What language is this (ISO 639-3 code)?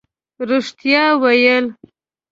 pus